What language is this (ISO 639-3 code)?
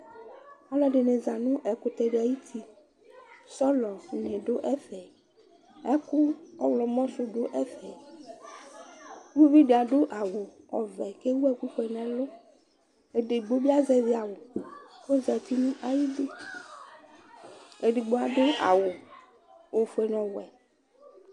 kpo